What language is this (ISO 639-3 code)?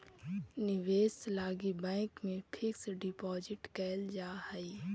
mag